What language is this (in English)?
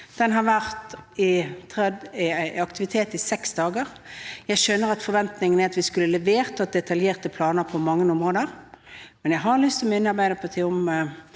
Norwegian